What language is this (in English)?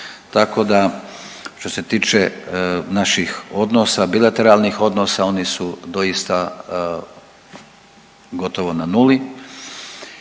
Croatian